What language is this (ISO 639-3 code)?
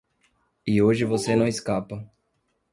por